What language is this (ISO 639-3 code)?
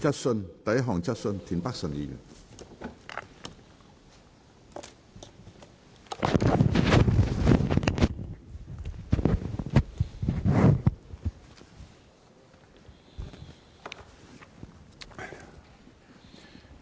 yue